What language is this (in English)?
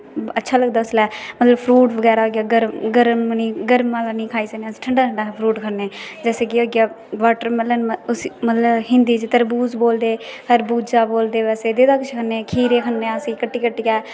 Dogri